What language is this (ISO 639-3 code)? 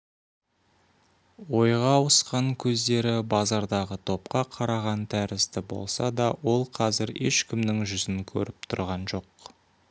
kaz